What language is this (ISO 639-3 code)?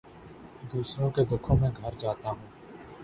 urd